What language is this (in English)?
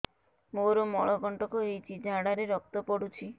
Odia